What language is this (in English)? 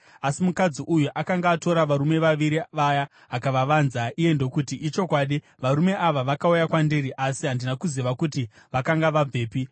Shona